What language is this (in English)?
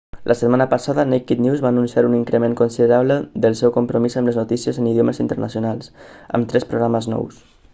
Catalan